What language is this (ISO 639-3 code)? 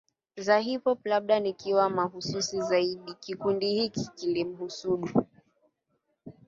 swa